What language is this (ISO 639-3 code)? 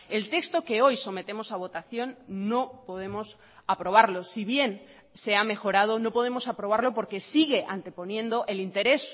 spa